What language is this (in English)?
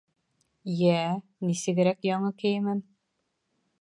Bashkir